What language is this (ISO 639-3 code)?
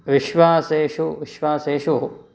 san